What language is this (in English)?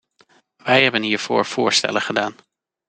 Dutch